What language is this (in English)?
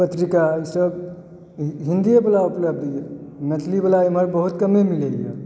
Maithili